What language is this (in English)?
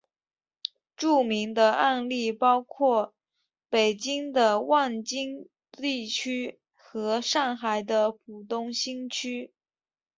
Chinese